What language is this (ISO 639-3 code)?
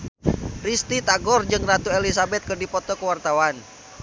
sun